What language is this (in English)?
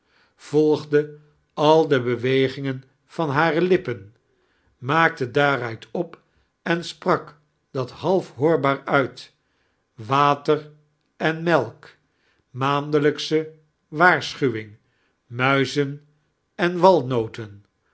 Dutch